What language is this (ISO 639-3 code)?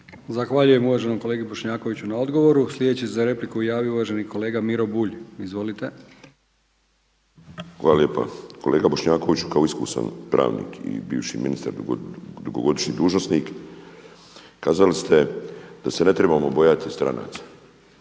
hrv